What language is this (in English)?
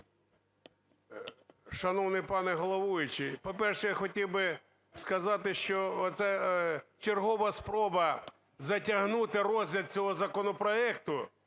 Ukrainian